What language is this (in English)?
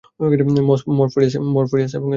Bangla